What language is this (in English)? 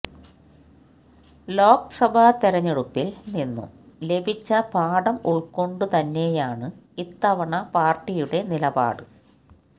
Malayalam